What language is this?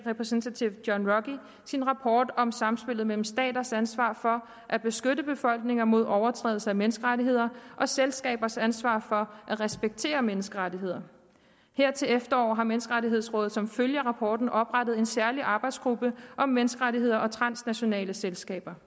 Danish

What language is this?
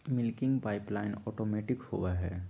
Magahi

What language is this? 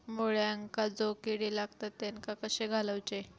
Marathi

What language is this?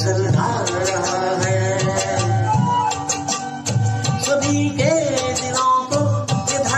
Arabic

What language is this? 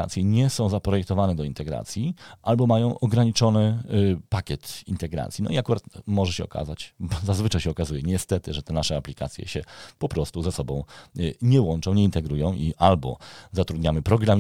Polish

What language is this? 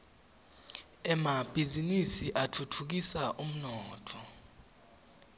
Swati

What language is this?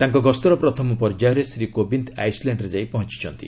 Odia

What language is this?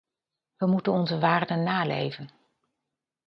Dutch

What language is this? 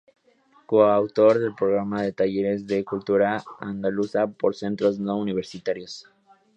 Spanish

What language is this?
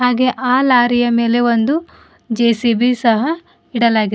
Kannada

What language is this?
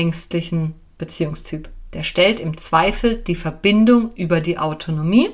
German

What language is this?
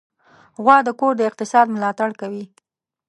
Pashto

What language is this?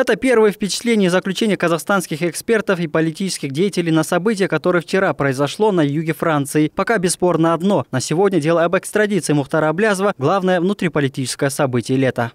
Russian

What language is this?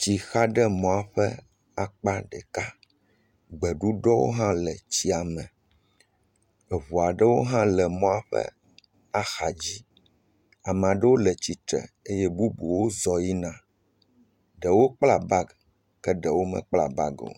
Ewe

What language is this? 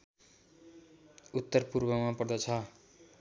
Nepali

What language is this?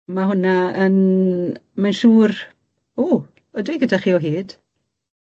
Welsh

